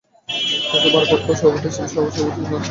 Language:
Bangla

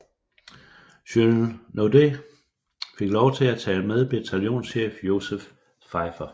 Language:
Danish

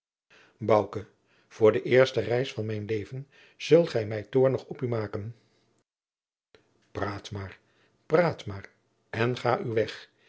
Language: Dutch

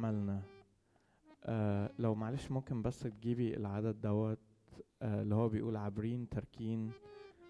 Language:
Arabic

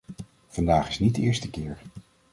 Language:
Dutch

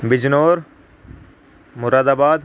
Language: Urdu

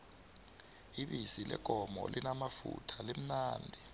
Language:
South Ndebele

